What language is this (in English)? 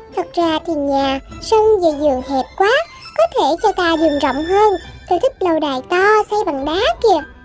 Vietnamese